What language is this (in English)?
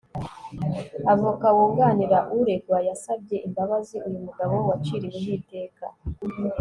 Kinyarwanda